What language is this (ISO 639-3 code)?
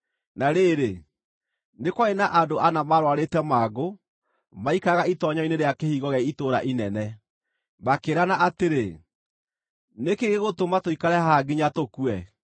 kik